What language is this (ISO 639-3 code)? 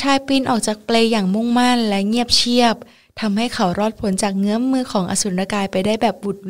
tha